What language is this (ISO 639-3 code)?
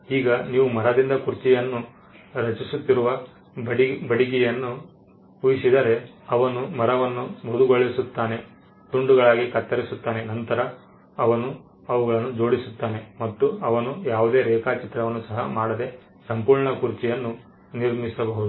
kan